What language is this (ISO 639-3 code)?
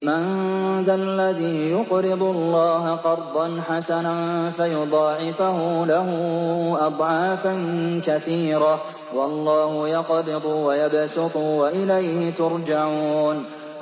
ara